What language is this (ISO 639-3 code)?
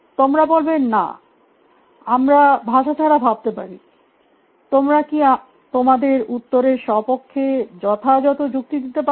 ben